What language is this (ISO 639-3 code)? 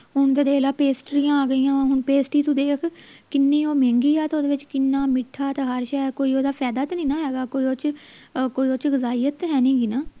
pan